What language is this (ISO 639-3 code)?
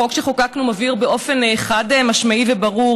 heb